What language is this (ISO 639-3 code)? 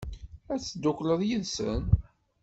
kab